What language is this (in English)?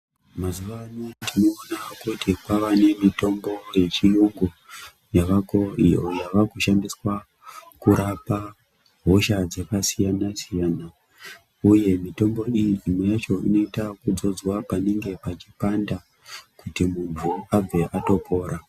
Ndau